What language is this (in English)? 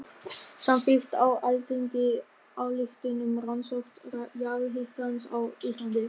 Icelandic